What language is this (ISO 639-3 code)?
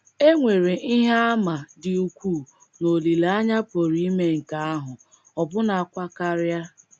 ibo